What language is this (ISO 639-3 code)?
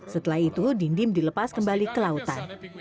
ind